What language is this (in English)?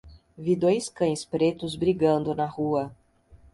Portuguese